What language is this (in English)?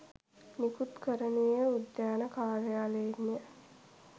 Sinhala